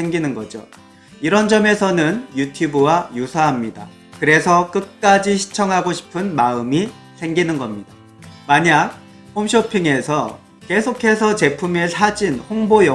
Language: Korean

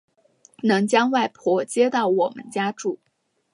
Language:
Chinese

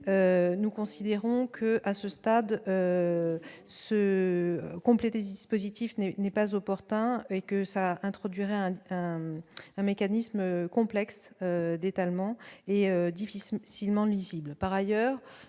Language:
French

